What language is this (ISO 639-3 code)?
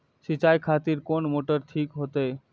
mai